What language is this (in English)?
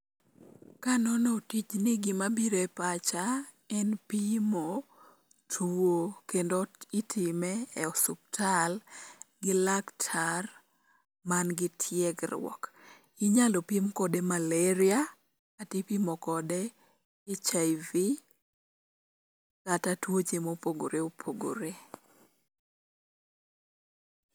Luo (Kenya and Tanzania)